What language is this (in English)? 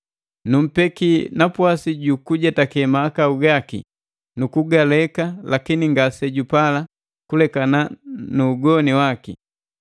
Matengo